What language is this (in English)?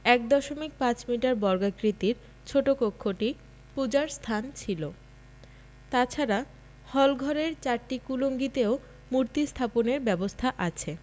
Bangla